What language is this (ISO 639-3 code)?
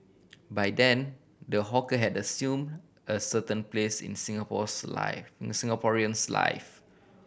eng